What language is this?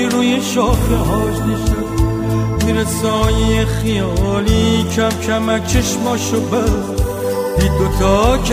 Persian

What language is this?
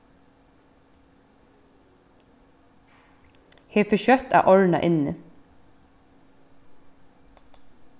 Faroese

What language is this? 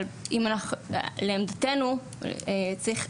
Hebrew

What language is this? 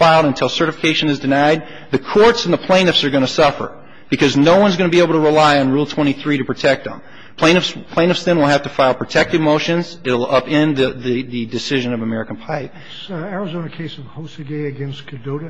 English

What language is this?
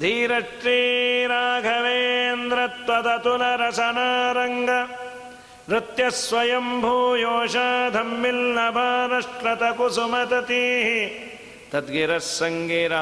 Kannada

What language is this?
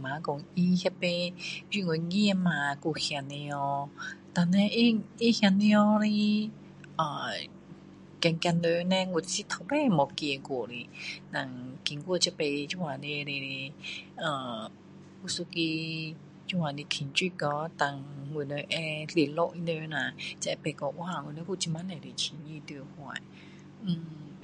Min Dong Chinese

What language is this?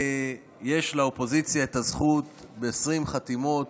Hebrew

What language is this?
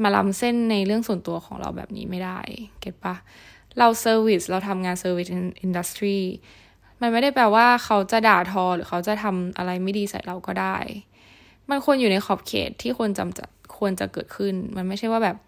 Thai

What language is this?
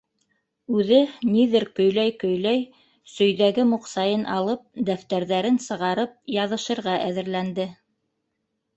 Bashkir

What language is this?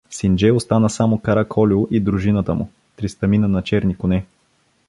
Bulgarian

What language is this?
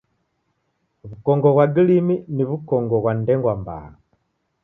Taita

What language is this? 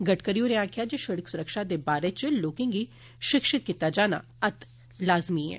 Dogri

